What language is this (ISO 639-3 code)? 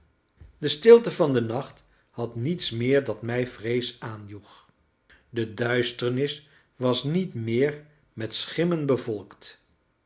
nld